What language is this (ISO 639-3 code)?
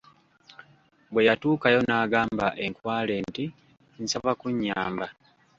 lug